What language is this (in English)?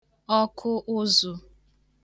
Igbo